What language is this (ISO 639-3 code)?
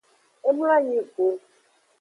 ajg